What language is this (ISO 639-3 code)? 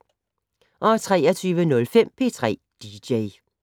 dan